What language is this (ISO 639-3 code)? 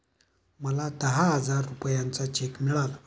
mar